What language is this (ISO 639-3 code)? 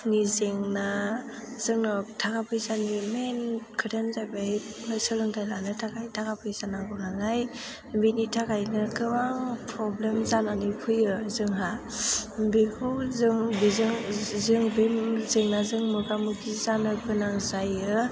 brx